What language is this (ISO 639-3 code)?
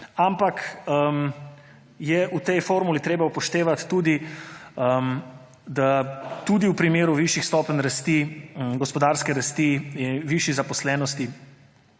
slv